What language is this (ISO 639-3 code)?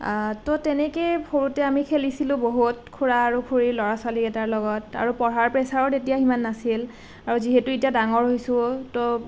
asm